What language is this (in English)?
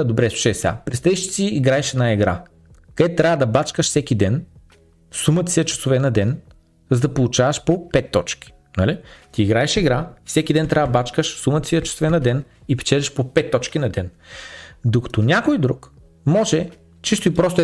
Bulgarian